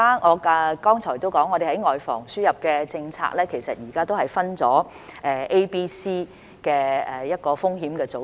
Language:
Cantonese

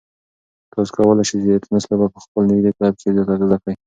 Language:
Pashto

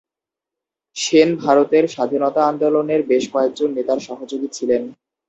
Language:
Bangla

